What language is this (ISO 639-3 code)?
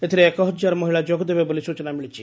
ori